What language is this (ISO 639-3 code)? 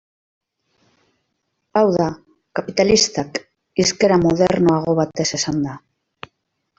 eus